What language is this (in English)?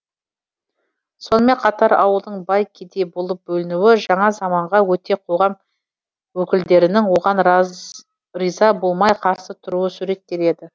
Kazakh